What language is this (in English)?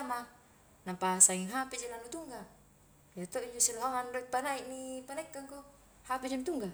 Highland Konjo